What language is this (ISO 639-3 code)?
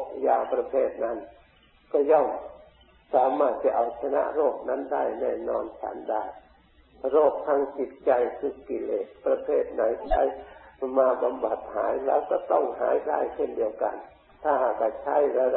tha